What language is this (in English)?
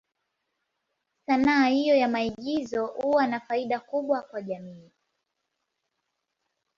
Swahili